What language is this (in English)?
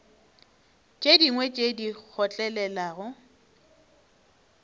Northern Sotho